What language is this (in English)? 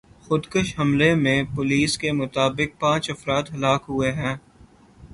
Urdu